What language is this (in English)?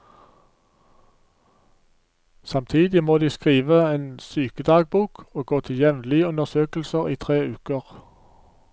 Norwegian